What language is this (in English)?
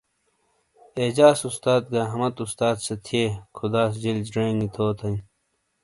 Shina